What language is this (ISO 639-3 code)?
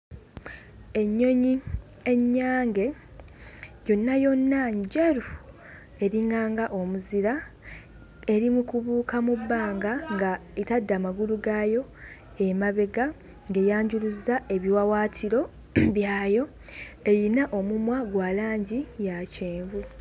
lug